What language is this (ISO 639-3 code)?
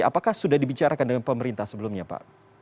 ind